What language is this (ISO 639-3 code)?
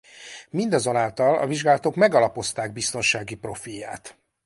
hun